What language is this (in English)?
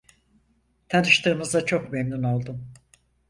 Turkish